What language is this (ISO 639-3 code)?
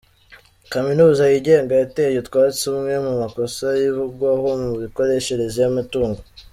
kin